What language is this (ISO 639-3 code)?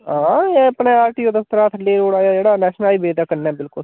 doi